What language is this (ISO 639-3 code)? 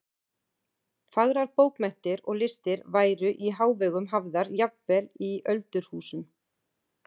isl